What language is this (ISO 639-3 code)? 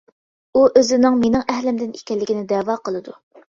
uig